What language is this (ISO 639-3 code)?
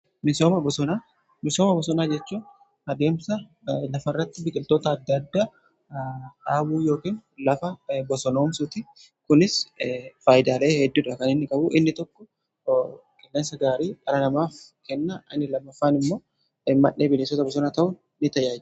orm